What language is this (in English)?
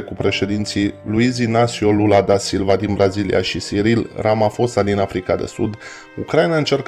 Romanian